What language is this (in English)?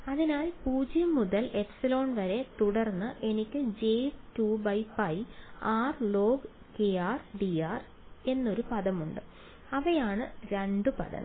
Malayalam